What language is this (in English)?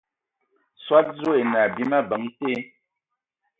Ewondo